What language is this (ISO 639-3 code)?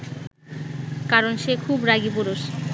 ben